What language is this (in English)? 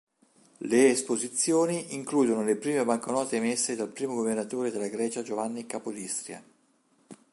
Italian